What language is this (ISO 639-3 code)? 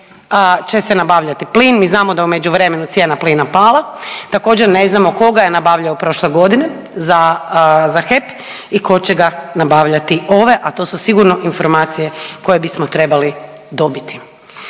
hrv